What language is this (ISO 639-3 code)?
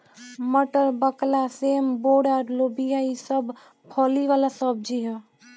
bho